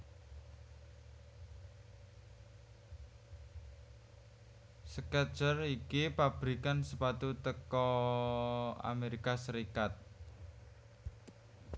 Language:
Javanese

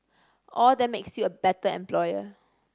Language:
English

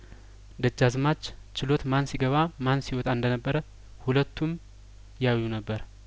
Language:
Amharic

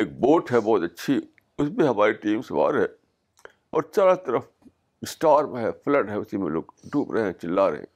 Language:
Urdu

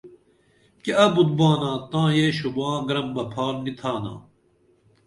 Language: Dameli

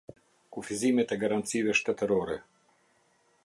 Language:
Albanian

